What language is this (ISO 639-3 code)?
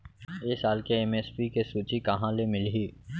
hne